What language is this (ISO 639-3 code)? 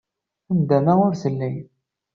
kab